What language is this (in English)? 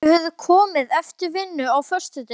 Icelandic